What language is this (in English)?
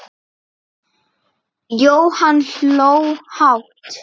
Icelandic